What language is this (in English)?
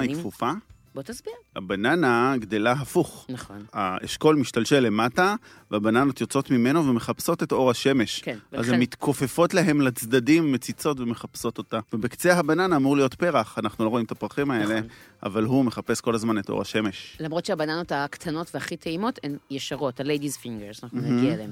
Hebrew